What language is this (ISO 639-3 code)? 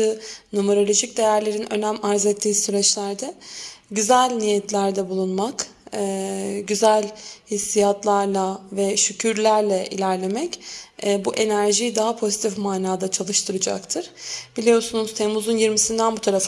tur